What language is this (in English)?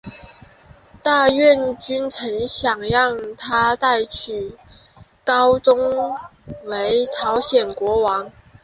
Chinese